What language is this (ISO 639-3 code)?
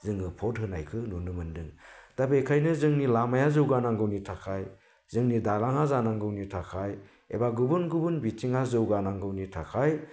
brx